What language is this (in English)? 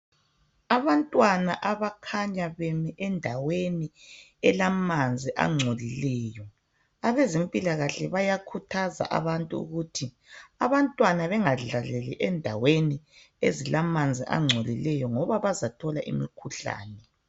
North Ndebele